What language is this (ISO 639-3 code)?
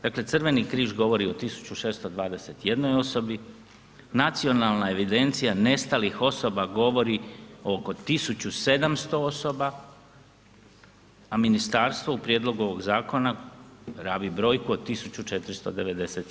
hrv